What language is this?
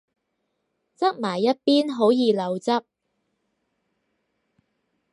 Cantonese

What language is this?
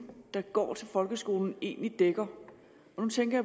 Danish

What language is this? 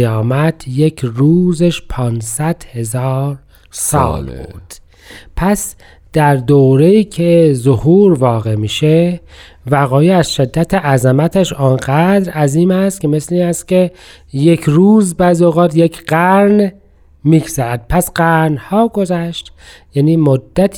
Persian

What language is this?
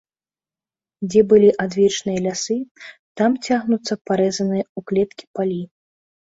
Belarusian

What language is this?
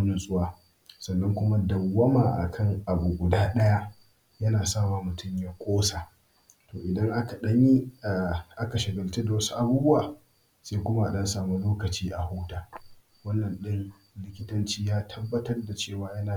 Hausa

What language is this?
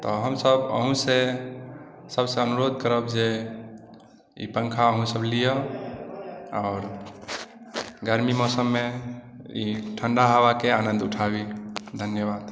Maithili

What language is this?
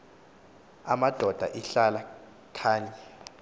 Xhosa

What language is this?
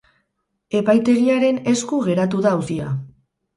Basque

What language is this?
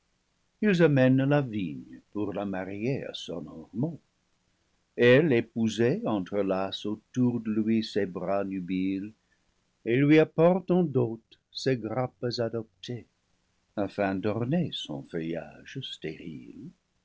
French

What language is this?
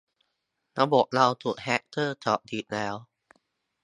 Thai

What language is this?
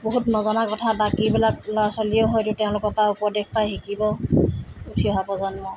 Assamese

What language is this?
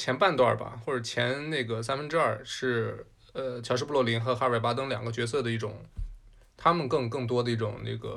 Chinese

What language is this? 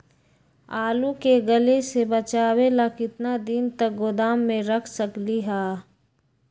Magahi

